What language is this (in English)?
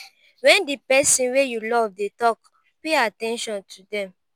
Nigerian Pidgin